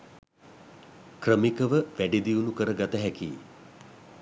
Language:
Sinhala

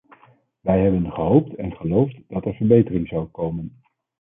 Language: Dutch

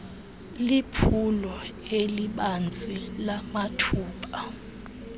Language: Xhosa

